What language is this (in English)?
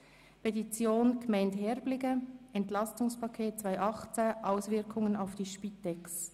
Swiss German